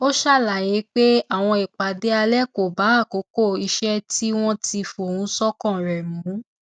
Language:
Yoruba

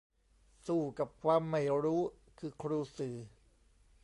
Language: Thai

